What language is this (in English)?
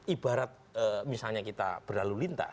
Indonesian